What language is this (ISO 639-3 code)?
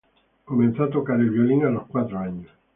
spa